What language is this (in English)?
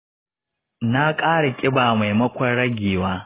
Hausa